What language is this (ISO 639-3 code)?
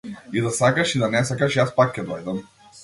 mkd